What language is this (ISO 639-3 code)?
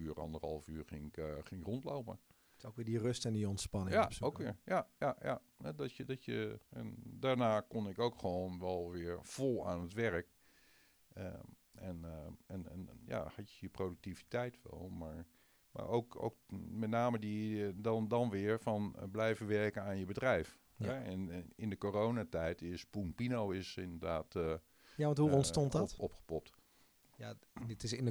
nld